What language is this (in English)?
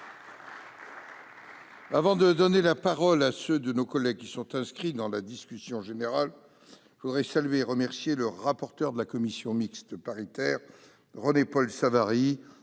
French